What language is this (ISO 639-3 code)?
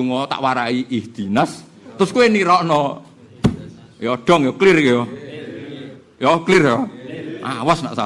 ind